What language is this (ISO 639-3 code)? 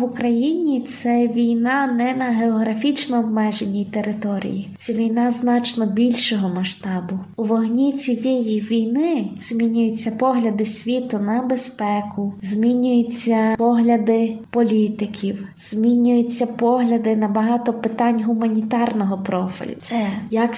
ukr